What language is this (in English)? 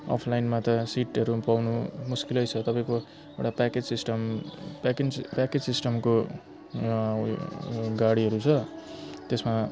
Nepali